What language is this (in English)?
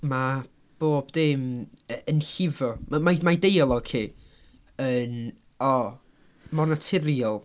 Welsh